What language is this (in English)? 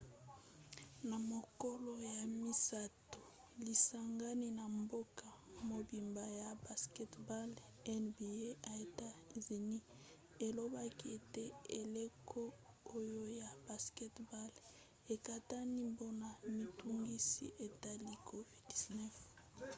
Lingala